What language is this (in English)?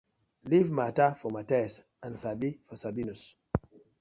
Nigerian Pidgin